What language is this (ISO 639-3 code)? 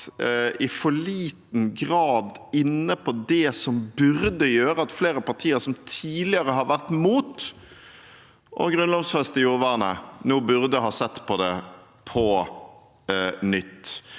nor